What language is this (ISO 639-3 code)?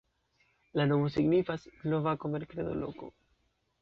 epo